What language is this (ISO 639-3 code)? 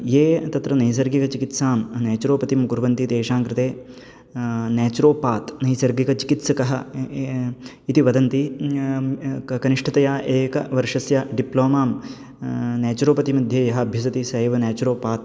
san